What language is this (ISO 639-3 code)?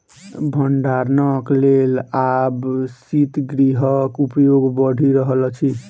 mai